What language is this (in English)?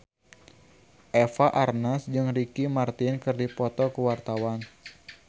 Sundanese